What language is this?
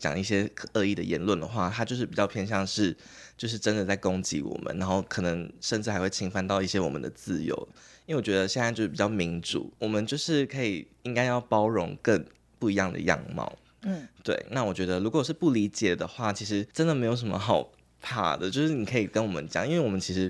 Chinese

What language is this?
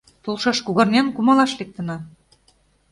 Mari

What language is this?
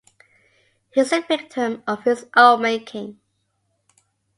English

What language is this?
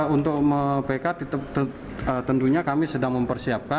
Indonesian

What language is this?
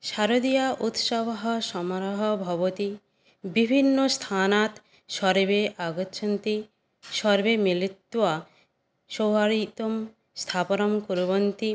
Sanskrit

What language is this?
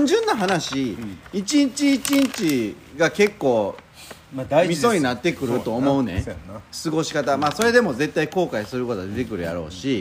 Japanese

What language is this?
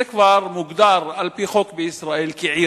Hebrew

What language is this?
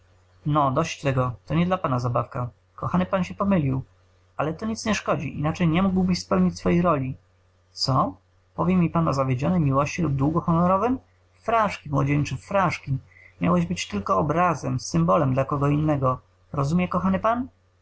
Polish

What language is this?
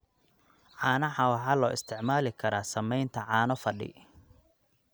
Somali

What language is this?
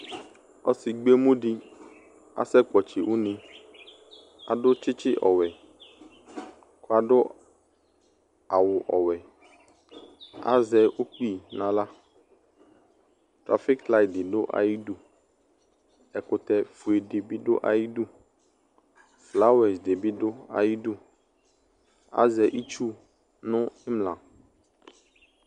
Ikposo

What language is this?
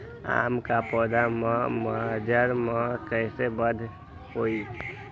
Magahi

